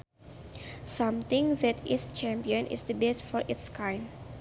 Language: Sundanese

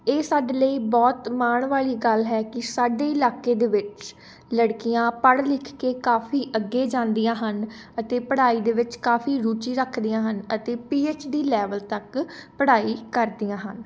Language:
Punjabi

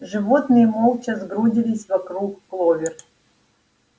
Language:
Russian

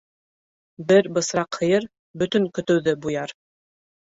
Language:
Bashkir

